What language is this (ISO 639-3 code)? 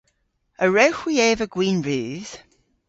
cor